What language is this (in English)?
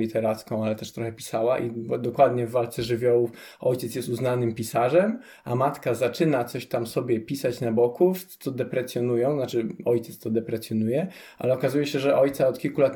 Polish